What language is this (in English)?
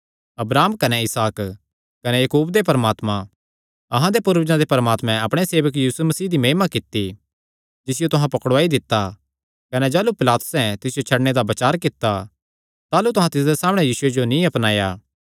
Kangri